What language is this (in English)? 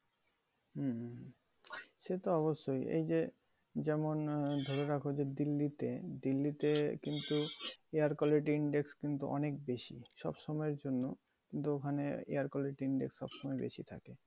Bangla